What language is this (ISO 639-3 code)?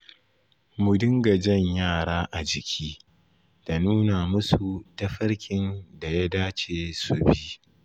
hau